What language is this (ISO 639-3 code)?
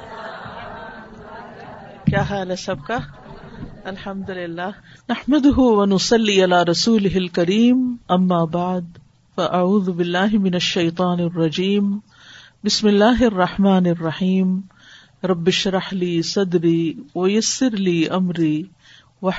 urd